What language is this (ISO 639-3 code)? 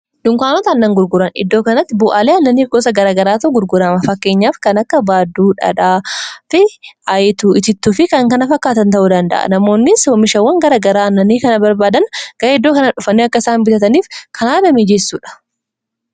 orm